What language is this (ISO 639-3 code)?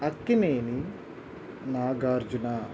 tel